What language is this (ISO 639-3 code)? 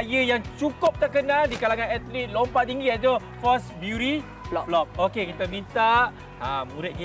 msa